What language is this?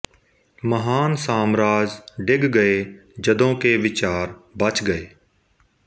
Punjabi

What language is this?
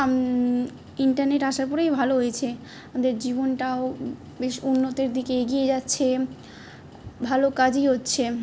Bangla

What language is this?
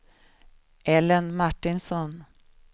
Swedish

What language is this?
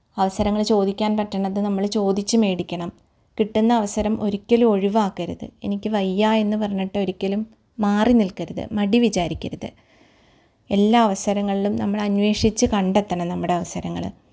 Malayalam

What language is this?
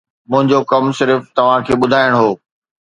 Sindhi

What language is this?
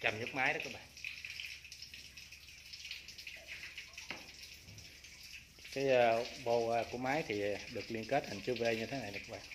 Vietnamese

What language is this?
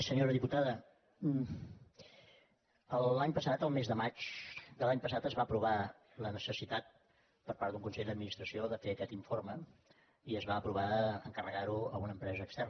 Catalan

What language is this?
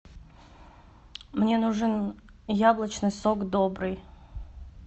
Russian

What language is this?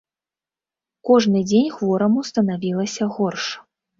Belarusian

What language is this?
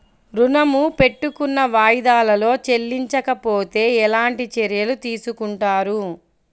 Telugu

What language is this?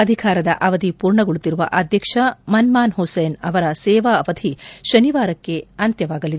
Kannada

